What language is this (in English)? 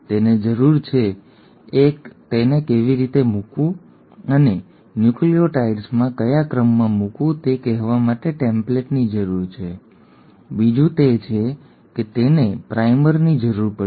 Gujarati